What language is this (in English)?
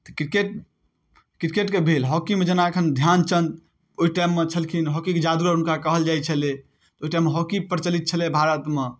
Maithili